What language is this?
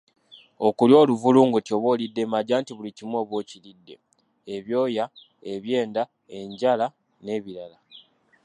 Ganda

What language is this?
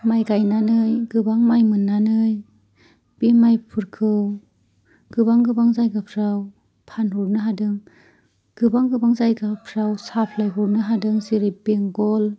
Bodo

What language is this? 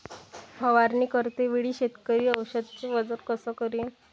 Marathi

